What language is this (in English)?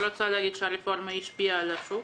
Hebrew